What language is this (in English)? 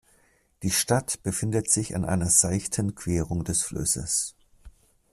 German